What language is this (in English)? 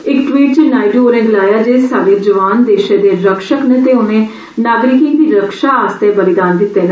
Dogri